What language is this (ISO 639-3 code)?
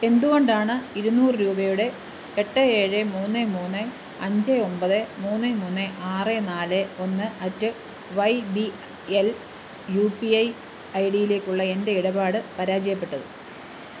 mal